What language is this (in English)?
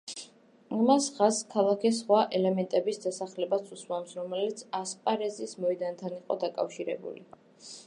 Georgian